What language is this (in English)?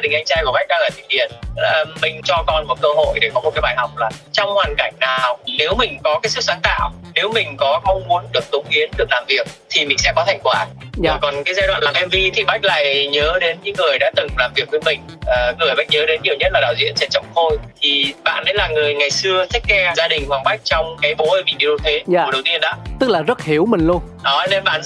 Vietnamese